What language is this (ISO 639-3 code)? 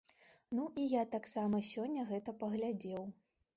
bel